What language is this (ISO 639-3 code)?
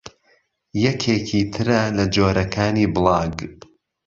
ckb